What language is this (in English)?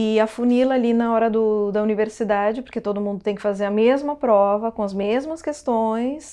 Portuguese